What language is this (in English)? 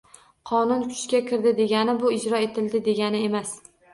Uzbek